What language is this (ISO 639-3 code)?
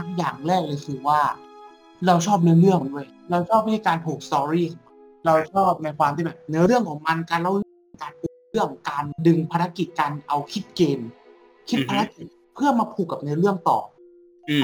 tha